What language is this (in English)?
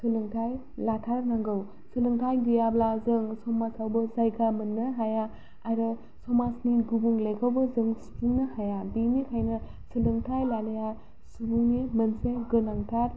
Bodo